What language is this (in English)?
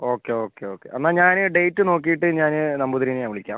Malayalam